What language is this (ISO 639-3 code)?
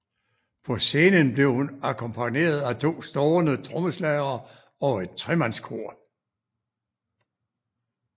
dan